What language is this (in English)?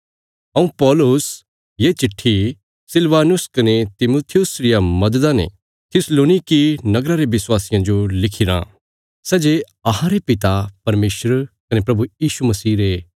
Bilaspuri